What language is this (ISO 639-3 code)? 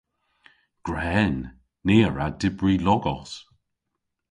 cor